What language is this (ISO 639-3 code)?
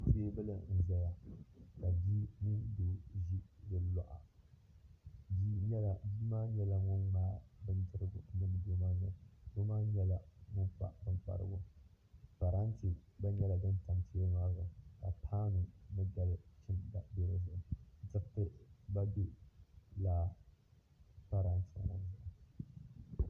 dag